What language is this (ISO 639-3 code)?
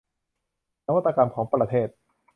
tha